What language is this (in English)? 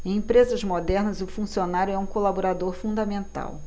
Portuguese